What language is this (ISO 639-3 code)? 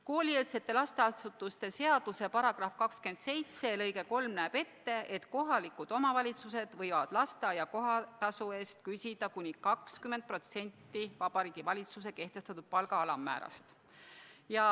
est